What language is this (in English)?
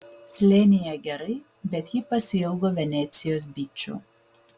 Lithuanian